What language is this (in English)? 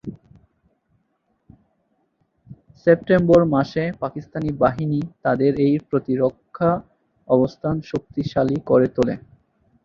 Bangla